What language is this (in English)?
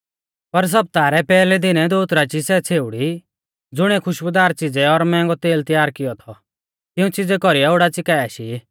Mahasu Pahari